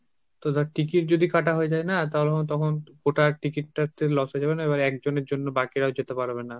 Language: Bangla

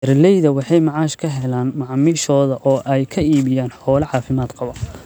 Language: Somali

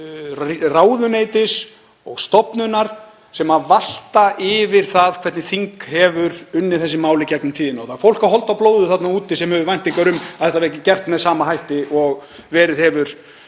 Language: Icelandic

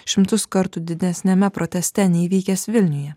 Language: Lithuanian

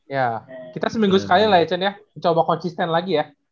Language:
Indonesian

